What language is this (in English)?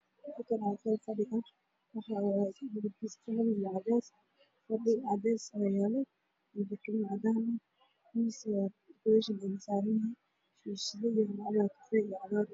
Somali